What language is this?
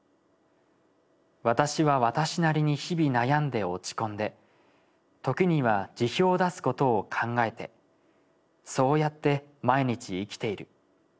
Japanese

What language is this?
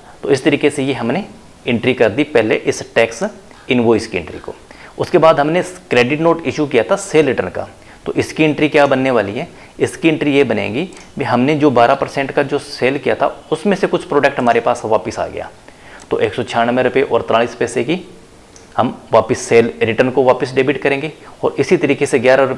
Hindi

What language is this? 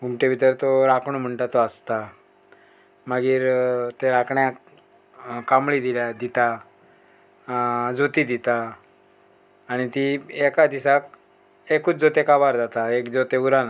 Konkani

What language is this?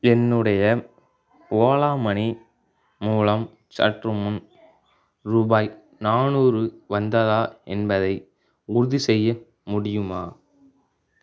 Tamil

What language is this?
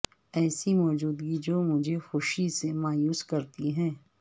Urdu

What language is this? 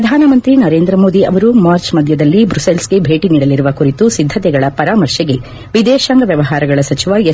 Kannada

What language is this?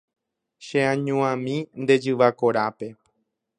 Guarani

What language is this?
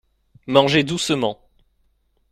French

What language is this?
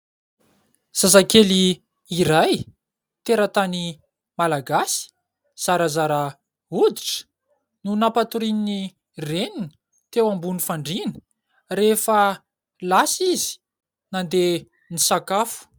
Malagasy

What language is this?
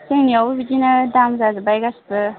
Bodo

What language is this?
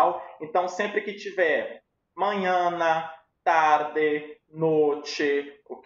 Portuguese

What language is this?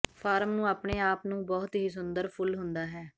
Punjabi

